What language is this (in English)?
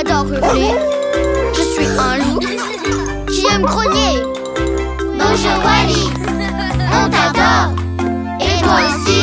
French